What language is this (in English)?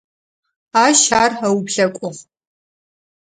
Adyghe